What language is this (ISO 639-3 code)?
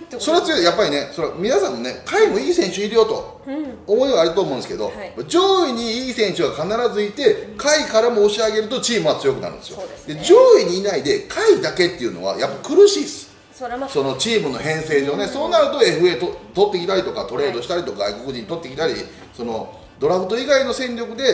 jpn